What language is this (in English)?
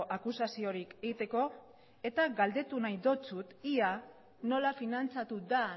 Basque